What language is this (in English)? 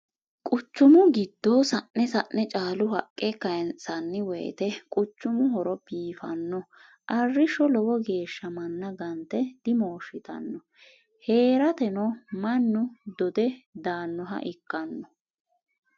Sidamo